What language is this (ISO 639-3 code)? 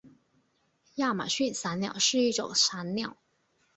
zho